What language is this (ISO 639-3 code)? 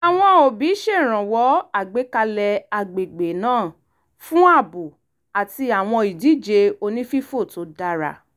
yor